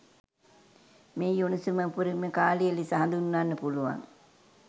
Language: Sinhala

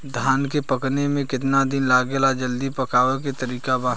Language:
Bhojpuri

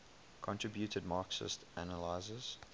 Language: English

